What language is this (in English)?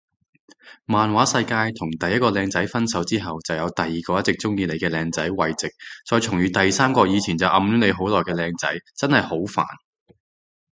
Cantonese